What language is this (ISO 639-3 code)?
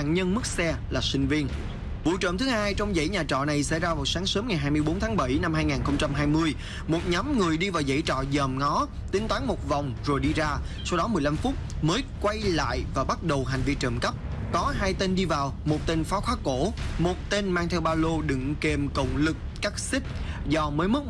vie